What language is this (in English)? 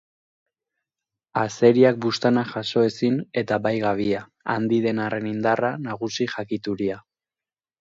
Basque